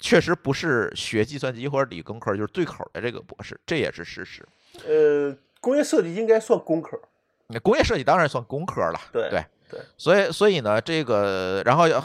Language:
Chinese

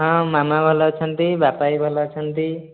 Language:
Odia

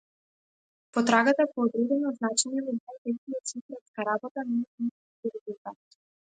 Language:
Macedonian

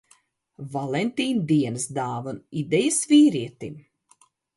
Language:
Latvian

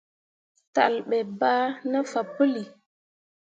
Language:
Mundang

